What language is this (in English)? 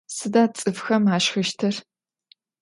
Adyghe